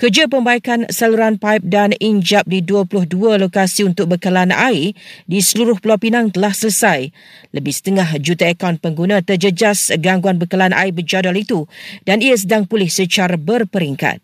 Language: Malay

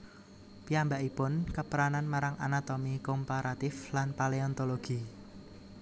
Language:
Javanese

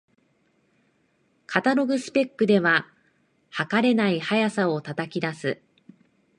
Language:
Japanese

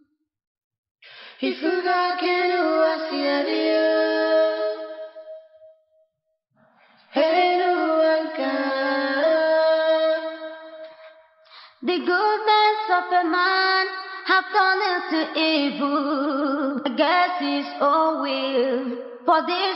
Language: French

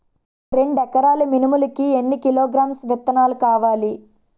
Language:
Telugu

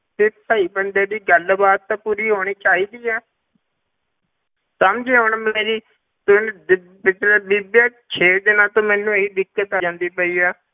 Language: Punjabi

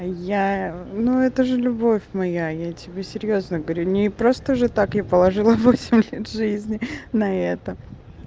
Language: Russian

